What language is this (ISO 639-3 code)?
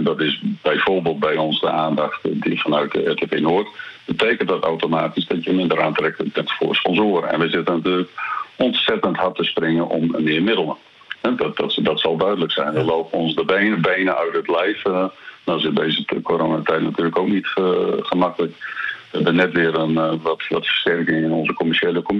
nld